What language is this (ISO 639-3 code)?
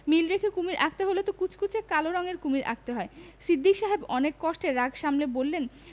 ben